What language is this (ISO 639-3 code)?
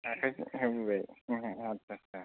brx